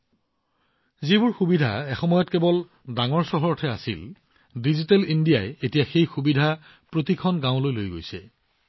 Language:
Assamese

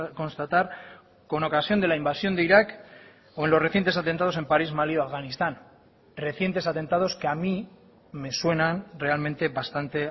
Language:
Spanish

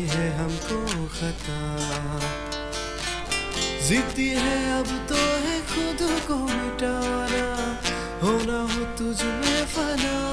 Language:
Arabic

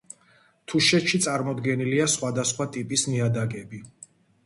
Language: Georgian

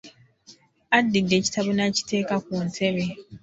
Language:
Ganda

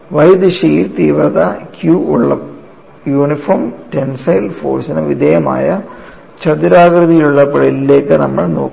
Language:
Malayalam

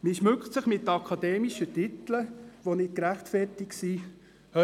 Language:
Swiss German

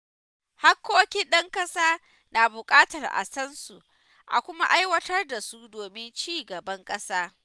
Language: Hausa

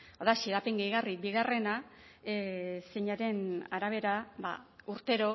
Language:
Basque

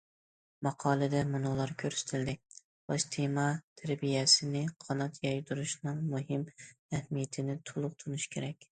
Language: Uyghur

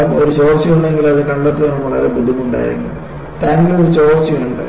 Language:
Malayalam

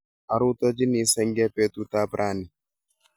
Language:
Kalenjin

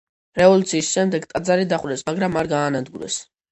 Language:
Georgian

